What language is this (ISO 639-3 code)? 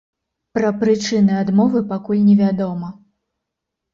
bel